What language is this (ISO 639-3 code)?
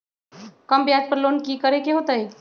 mag